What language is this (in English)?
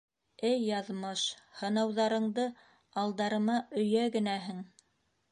Bashkir